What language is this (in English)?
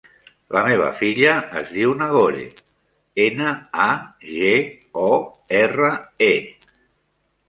Catalan